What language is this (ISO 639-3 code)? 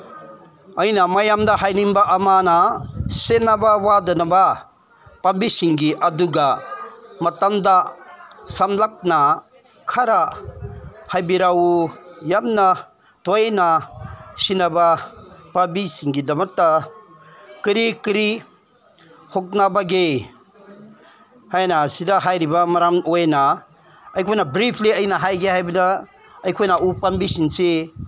mni